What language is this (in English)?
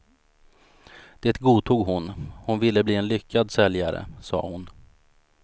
Swedish